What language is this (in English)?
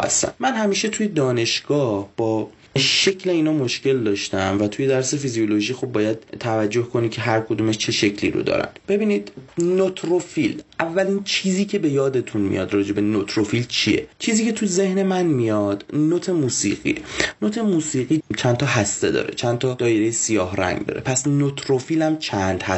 Persian